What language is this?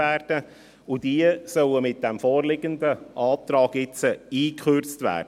Swiss German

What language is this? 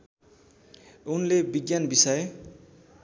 Nepali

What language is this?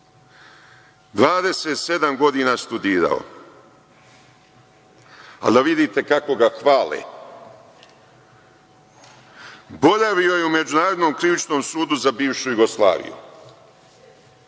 Serbian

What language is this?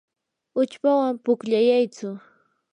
Yanahuanca Pasco Quechua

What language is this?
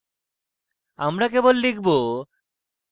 Bangla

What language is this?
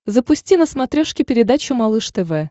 Russian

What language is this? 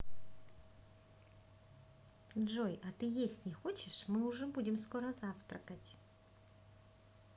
Russian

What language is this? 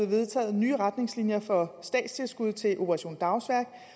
Danish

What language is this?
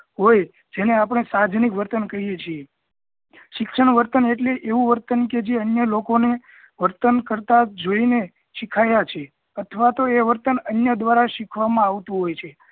Gujarati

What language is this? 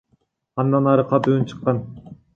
Kyrgyz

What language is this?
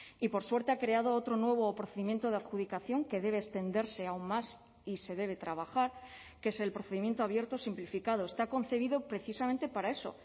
Spanish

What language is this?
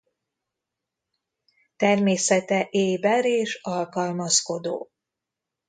Hungarian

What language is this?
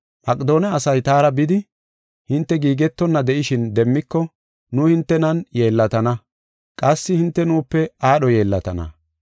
Gofa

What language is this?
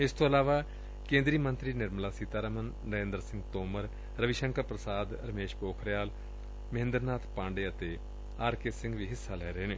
Punjabi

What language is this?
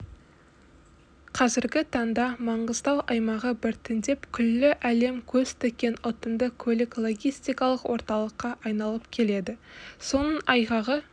Kazakh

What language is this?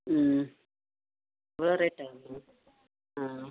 Tamil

